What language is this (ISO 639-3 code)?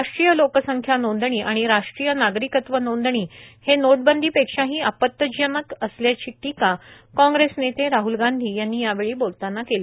mar